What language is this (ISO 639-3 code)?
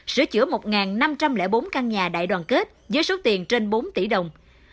vie